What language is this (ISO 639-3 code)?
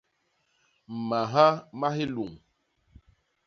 bas